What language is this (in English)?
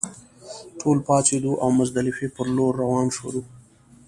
Pashto